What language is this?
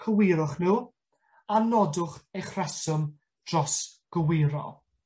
Welsh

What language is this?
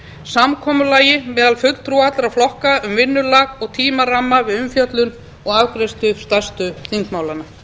Icelandic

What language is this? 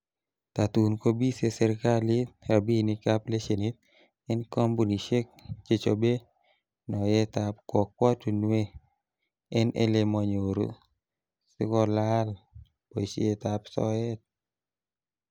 Kalenjin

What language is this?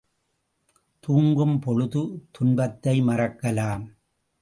Tamil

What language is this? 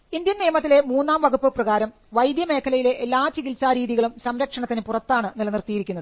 Malayalam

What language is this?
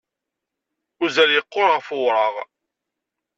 Kabyle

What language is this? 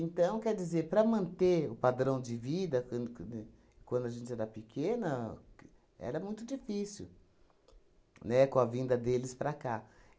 Portuguese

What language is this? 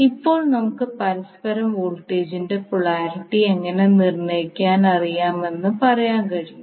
Malayalam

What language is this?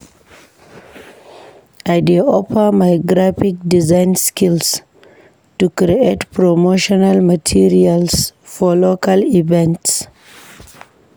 Nigerian Pidgin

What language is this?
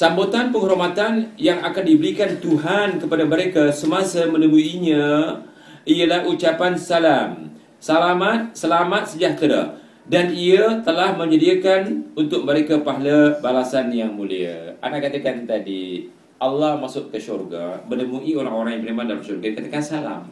Malay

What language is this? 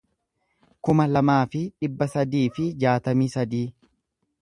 Oromo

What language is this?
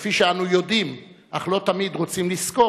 Hebrew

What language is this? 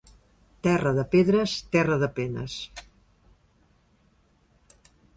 Catalan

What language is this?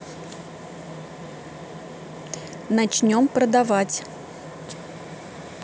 Russian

